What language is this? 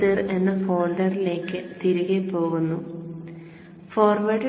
Malayalam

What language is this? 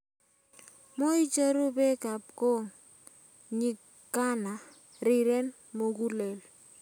Kalenjin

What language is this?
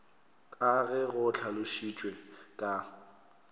Northern Sotho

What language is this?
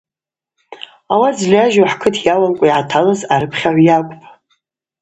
Abaza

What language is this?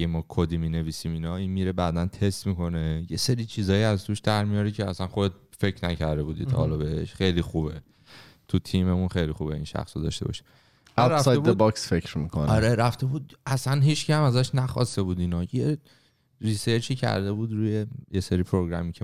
Persian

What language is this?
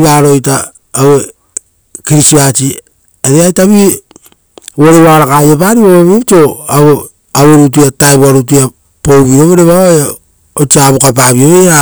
Rotokas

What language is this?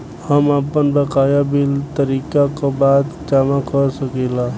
Bhojpuri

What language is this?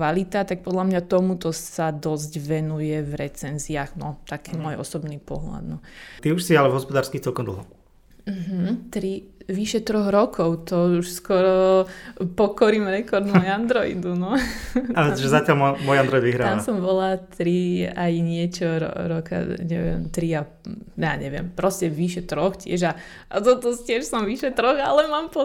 Slovak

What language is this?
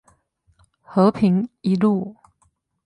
Chinese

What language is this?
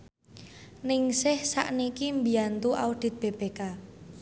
Javanese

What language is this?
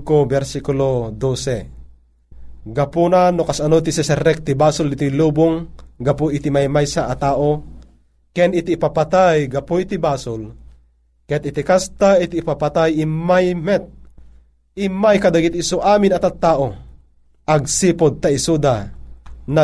Filipino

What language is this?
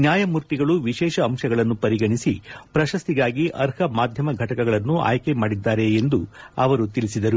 Kannada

